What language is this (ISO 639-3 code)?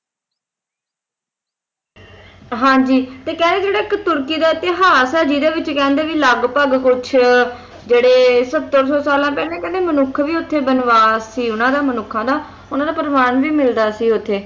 pan